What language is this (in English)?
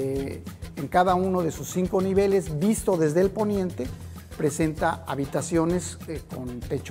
Spanish